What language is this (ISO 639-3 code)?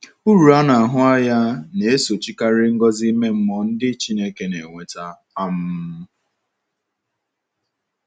ibo